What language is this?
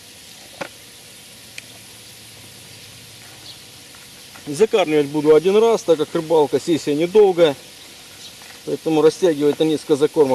Russian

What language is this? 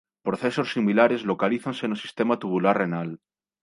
Galician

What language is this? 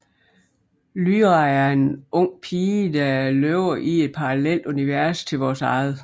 Danish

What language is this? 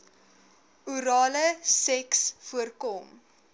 Afrikaans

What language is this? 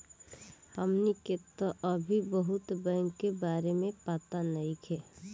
Bhojpuri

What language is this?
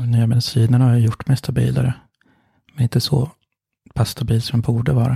Swedish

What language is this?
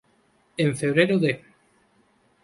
Spanish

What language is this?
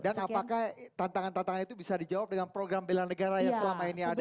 Indonesian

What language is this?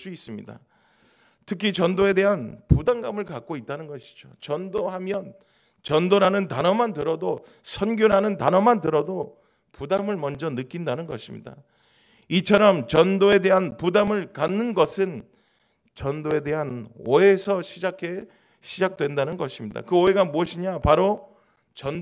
Korean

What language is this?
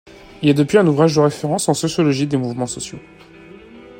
French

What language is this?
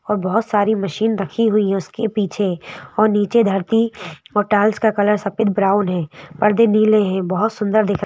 Hindi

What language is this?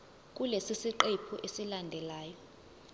Zulu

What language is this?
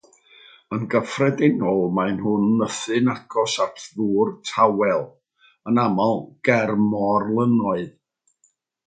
Welsh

